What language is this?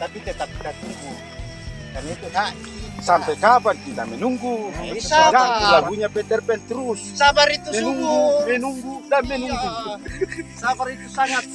Indonesian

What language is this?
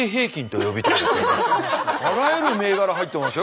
Japanese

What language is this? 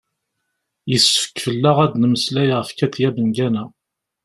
Kabyle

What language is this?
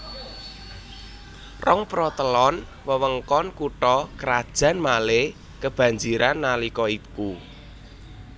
Javanese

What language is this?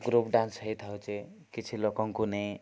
Odia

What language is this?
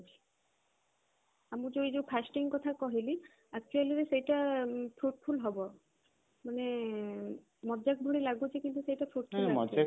Odia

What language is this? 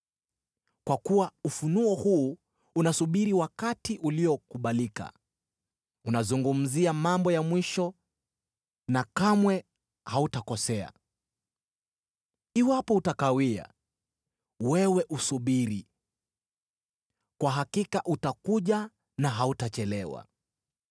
Swahili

